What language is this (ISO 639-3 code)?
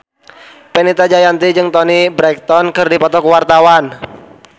sun